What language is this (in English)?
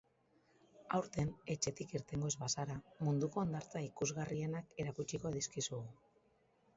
Basque